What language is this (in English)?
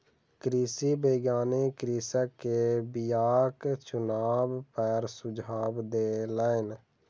Maithili